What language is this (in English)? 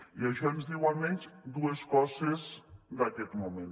Catalan